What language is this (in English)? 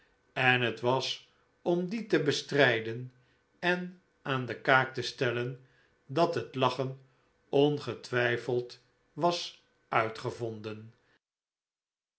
Dutch